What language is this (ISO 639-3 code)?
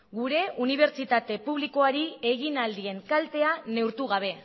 eus